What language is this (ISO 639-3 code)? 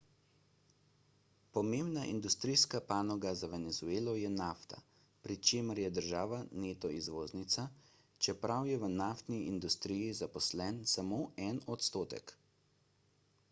slv